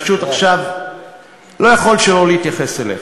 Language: Hebrew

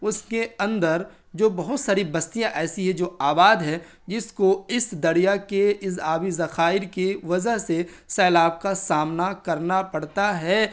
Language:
Urdu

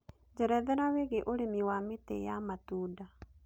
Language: Kikuyu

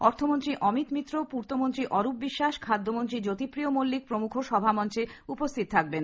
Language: Bangla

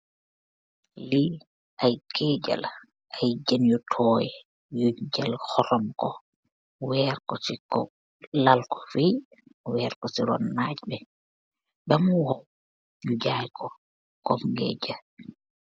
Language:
Wolof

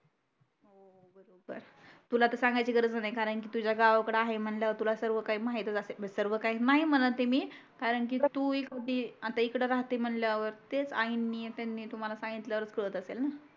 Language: Marathi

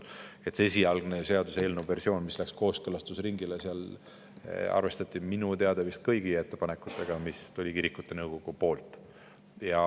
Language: Estonian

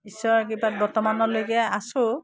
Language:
Assamese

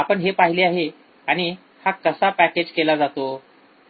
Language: Marathi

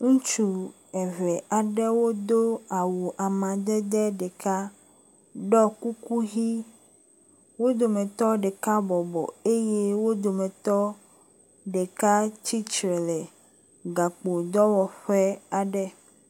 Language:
Ewe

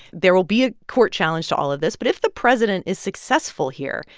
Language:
English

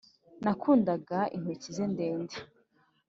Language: Kinyarwanda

